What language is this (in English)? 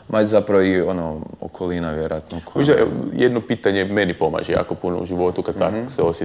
Croatian